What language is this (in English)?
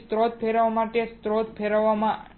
Gujarati